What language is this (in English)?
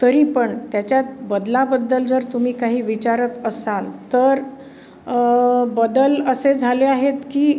Marathi